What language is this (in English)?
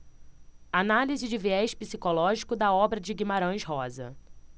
Portuguese